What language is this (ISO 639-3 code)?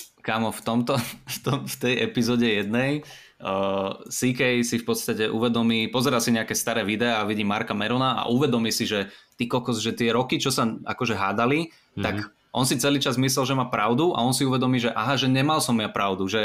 slk